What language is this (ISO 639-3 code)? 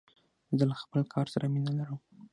pus